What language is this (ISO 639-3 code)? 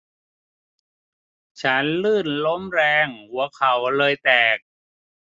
tha